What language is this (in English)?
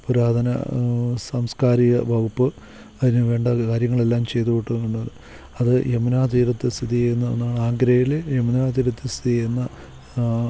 Malayalam